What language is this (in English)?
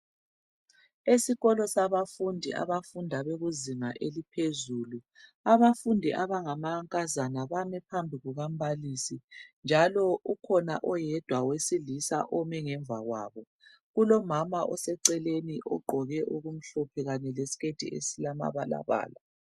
North Ndebele